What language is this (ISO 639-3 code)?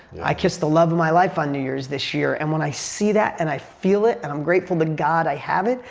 eng